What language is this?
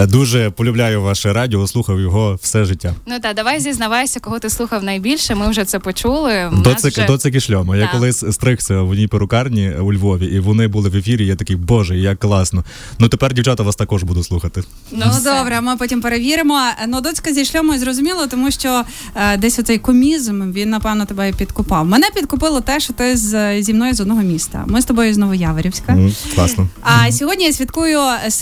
Ukrainian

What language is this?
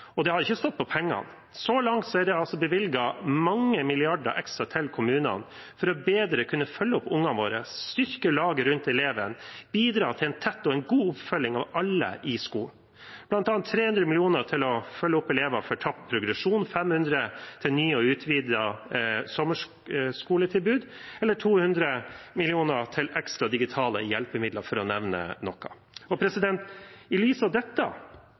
Norwegian Bokmål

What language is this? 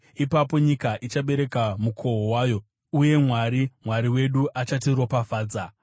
Shona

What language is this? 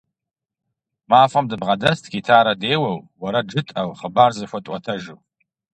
Kabardian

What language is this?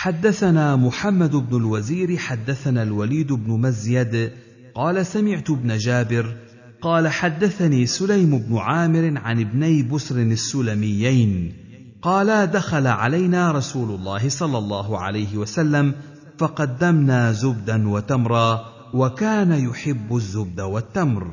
Arabic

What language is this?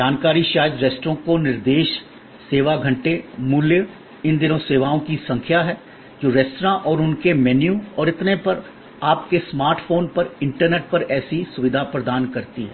Hindi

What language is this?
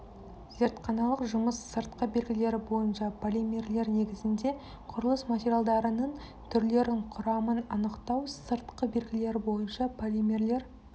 Kazakh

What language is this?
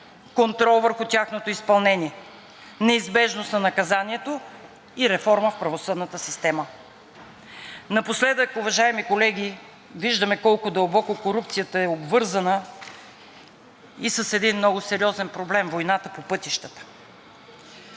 Bulgarian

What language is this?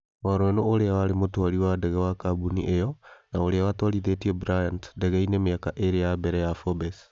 Kikuyu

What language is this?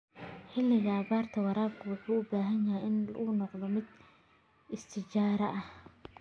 Somali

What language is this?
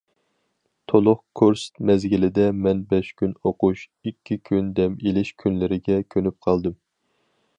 Uyghur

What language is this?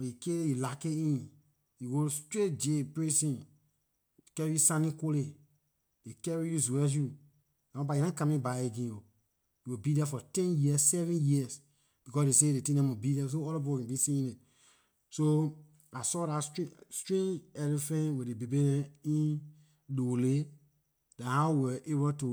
Liberian English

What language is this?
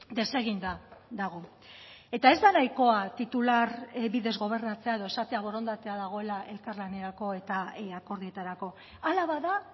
Basque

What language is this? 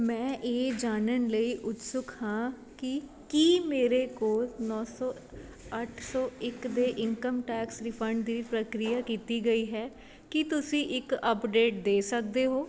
Punjabi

